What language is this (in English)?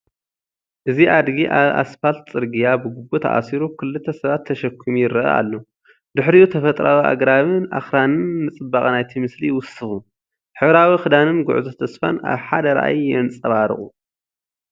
Tigrinya